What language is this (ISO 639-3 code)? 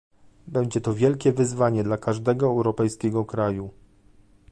pol